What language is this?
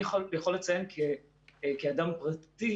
Hebrew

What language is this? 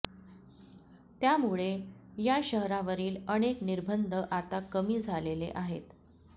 Marathi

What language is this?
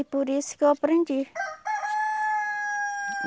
Portuguese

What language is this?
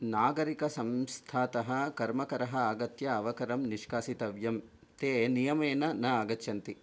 Sanskrit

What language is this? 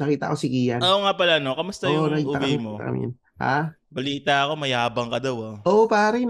Filipino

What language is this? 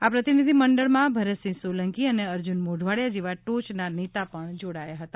Gujarati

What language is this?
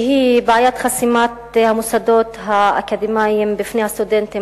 Hebrew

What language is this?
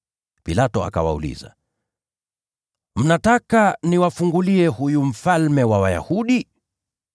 Swahili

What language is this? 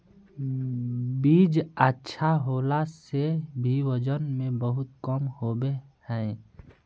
Magahi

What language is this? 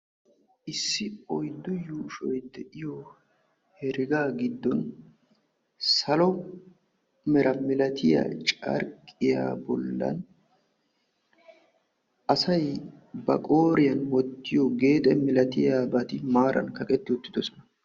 Wolaytta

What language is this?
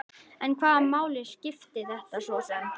Icelandic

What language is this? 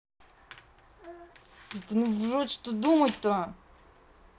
Russian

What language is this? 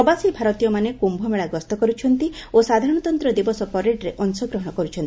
Odia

